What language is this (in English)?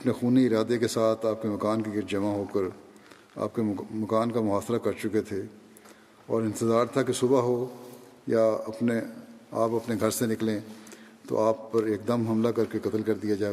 Urdu